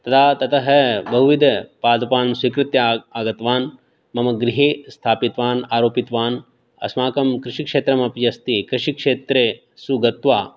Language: Sanskrit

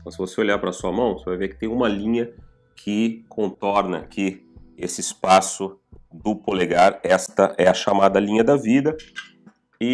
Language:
Portuguese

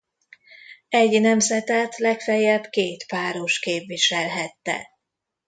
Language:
Hungarian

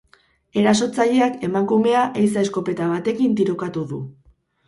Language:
Basque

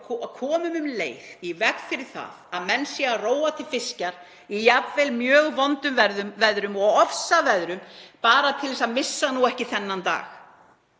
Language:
Icelandic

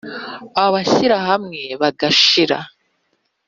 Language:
Kinyarwanda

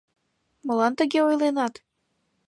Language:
Mari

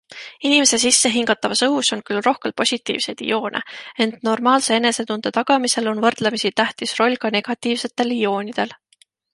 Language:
Estonian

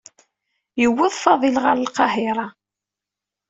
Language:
Kabyle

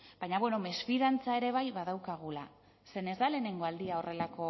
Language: Basque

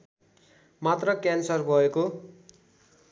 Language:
Nepali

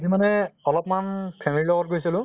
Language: Assamese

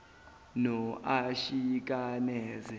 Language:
Zulu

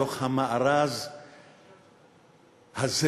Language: Hebrew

